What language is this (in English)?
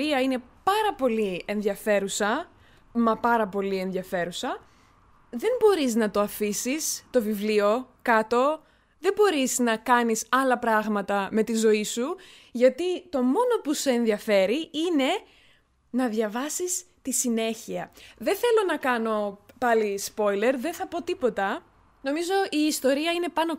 Greek